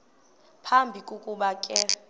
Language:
Xhosa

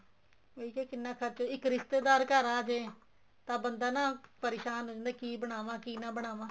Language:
Punjabi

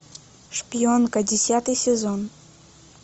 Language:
Russian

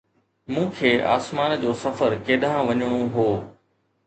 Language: Sindhi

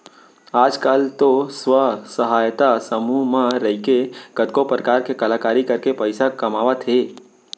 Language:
Chhattisgarhi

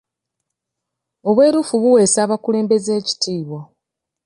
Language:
Ganda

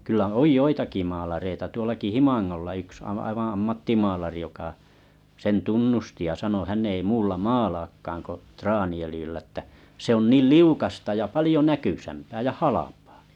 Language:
Finnish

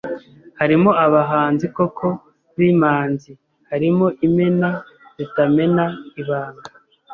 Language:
Kinyarwanda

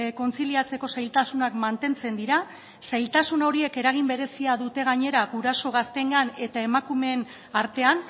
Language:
Basque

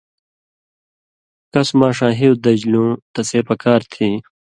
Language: Indus Kohistani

